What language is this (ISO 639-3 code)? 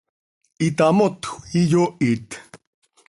sei